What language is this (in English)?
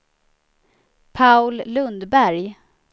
Swedish